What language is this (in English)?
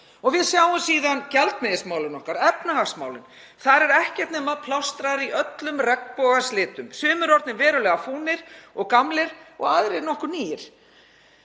Icelandic